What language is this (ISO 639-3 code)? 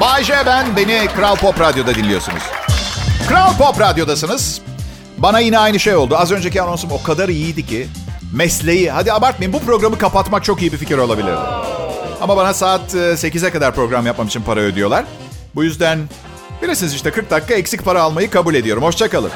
tur